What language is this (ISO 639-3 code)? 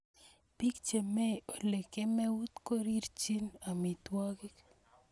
kln